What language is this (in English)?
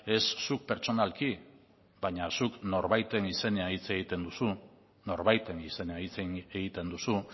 Basque